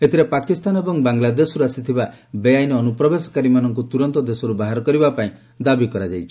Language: Odia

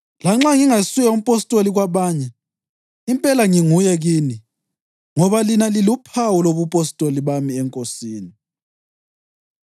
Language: North Ndebele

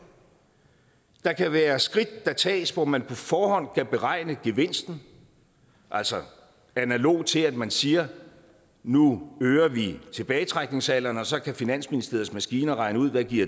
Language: Danish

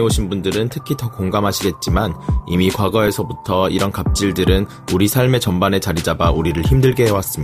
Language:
Korean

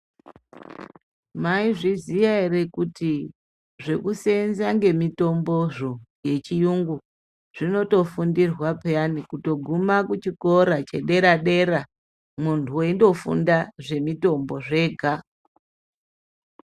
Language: Ndau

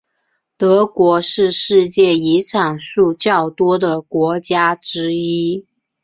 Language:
Chinese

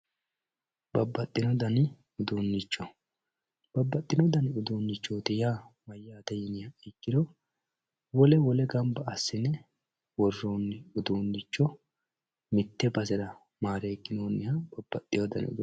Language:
Sidamo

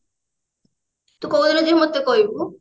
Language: Odia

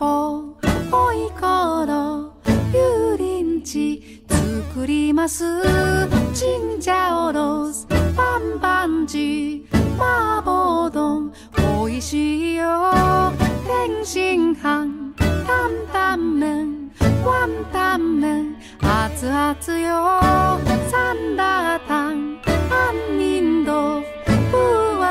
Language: Korean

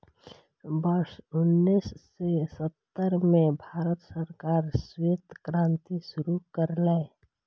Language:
Maithili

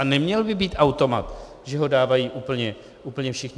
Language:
Czech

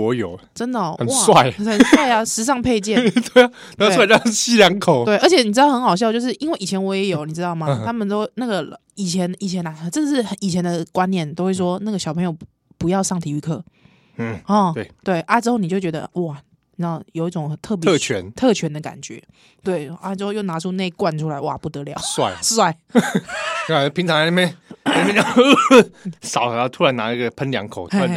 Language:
Chinese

